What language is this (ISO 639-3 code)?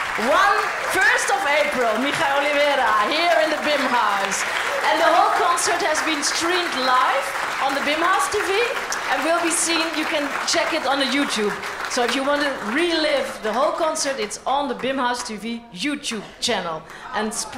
eng